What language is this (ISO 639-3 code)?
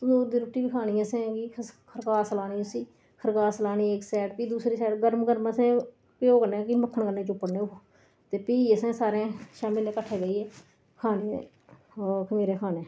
doi